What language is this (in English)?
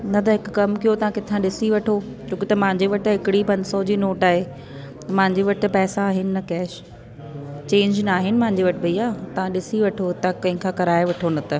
Sindhi